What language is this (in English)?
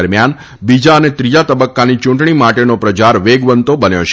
Gujarati